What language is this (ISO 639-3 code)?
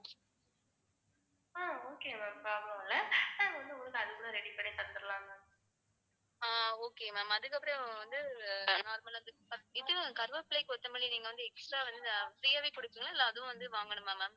tam